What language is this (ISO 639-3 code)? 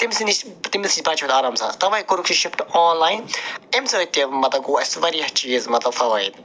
kas